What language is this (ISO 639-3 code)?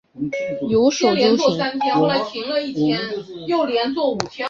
zho